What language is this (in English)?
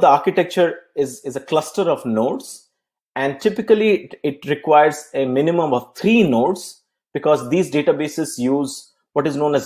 English